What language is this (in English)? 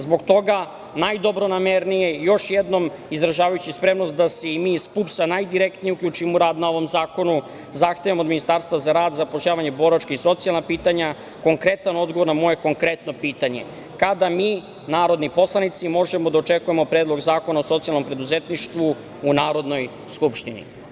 Serbian